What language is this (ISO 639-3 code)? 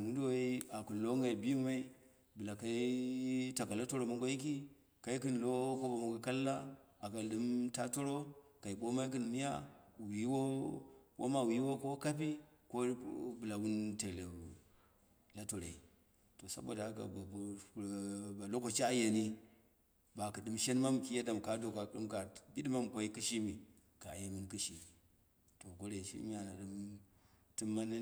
kna